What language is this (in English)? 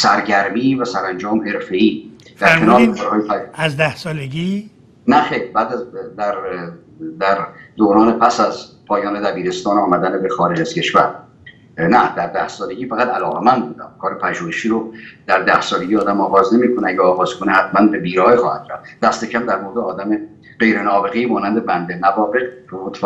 Persian